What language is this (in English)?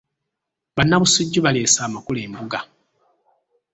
Ganda